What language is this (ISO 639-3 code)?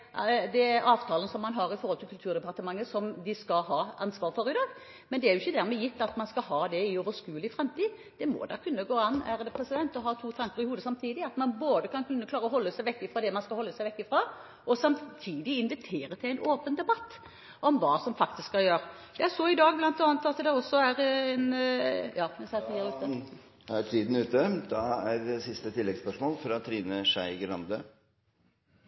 nor